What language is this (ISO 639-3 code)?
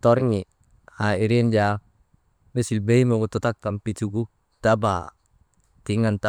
mde